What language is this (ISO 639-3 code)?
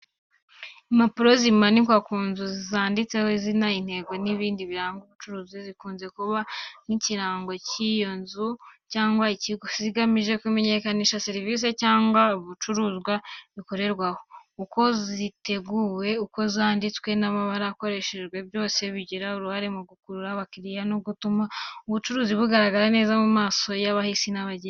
kin